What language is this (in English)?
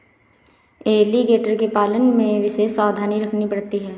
Hindi